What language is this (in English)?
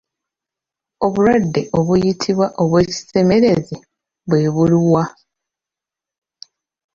Ganda